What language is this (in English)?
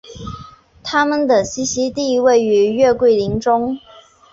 Chinese